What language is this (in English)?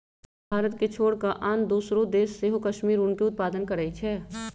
Magahi